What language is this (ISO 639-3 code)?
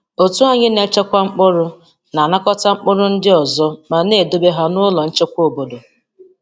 ibo